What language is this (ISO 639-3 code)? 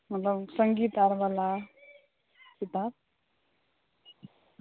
mai